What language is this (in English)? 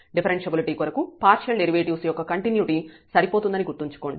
Telugu